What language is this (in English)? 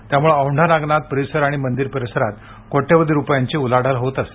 Marathi